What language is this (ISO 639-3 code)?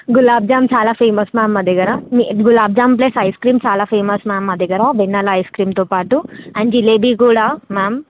tel